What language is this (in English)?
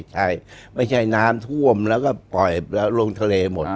Thai